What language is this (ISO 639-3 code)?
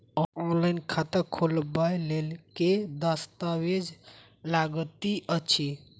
mai